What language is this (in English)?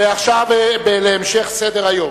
Hebrew